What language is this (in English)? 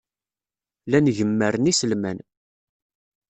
Kabyle